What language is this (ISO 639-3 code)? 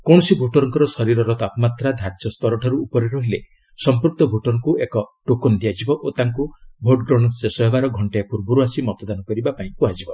ori